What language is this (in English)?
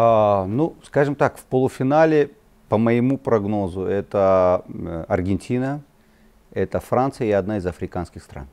Russian